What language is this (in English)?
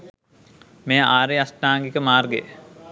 Sinhala